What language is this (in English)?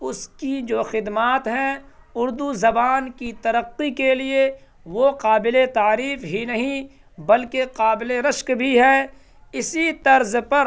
Urdu